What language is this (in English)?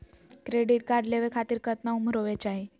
Magahi